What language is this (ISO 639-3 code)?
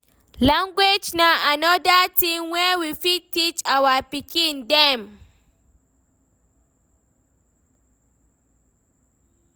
pcm